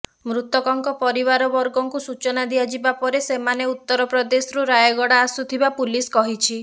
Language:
Odia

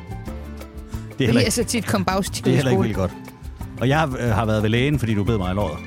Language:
Danish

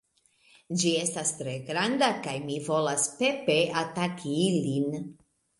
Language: Esperanto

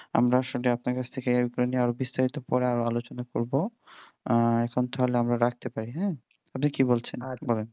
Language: Bangla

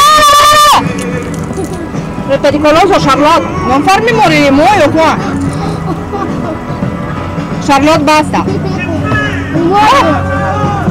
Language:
Indonesian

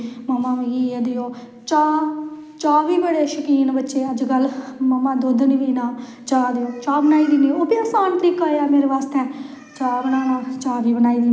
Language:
Dogri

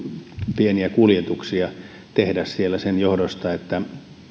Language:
Finnish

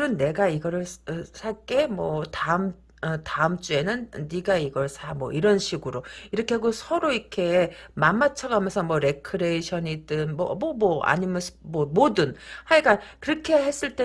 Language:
Korean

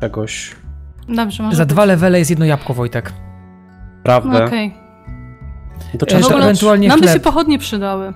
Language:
Polish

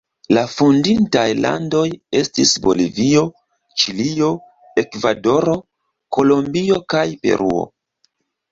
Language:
Esperanto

